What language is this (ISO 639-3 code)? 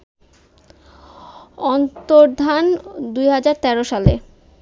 ben